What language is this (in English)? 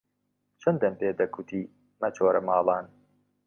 Central Kurdish